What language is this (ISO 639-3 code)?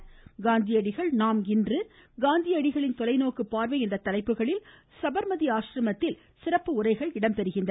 tam